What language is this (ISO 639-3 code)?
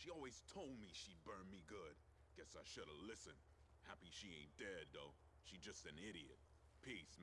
tur